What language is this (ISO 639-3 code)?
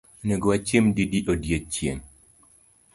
luo